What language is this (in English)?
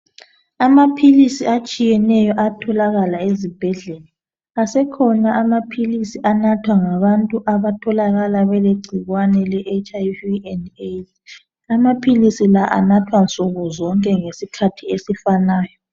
North Ndebele